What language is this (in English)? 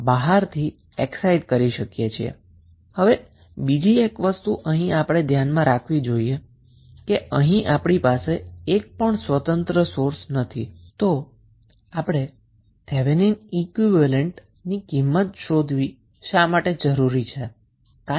Gujarati